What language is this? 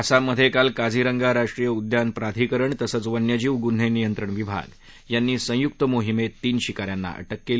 Marathi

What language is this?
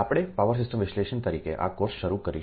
Gujarati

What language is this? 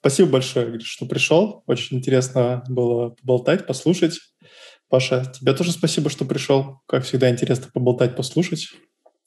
Russian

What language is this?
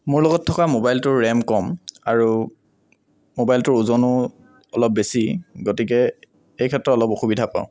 Assamese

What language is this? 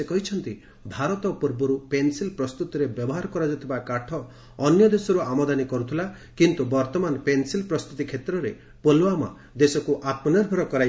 Odia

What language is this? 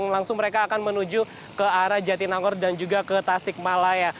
Indonesian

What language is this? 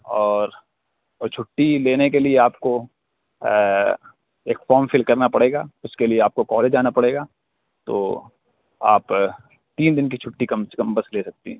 Urdu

